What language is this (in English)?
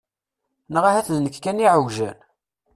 Kabyle